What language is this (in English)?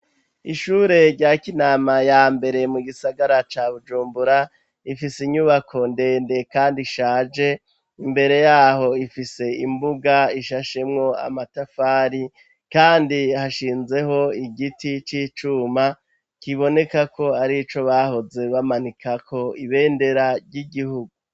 Rundi